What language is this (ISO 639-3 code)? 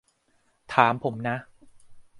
tha